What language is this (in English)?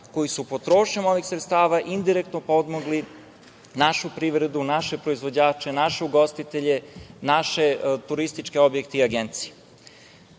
Serbian